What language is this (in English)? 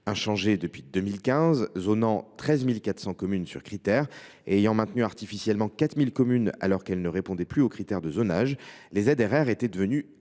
French